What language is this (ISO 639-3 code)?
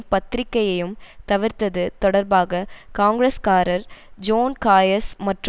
tam